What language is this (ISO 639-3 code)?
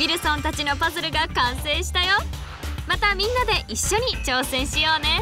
jpn